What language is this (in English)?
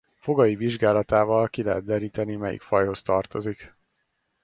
Hungarian